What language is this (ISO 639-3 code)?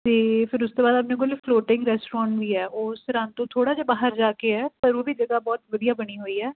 pan